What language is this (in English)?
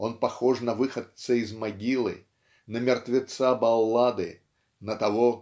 Russian